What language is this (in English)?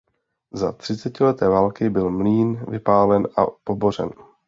Czech